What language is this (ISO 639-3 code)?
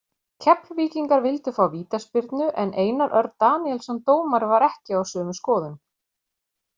isl